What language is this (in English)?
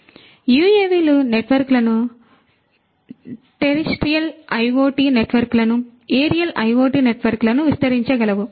Telugu